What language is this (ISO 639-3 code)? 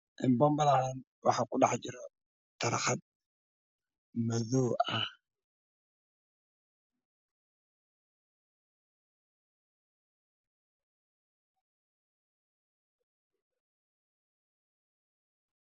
som